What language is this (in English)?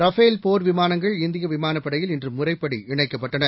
Tamil